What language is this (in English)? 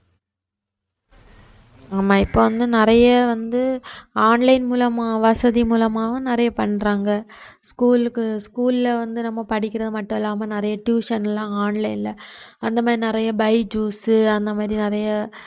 Tamil